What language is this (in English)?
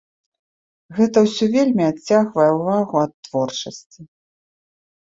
Belarusian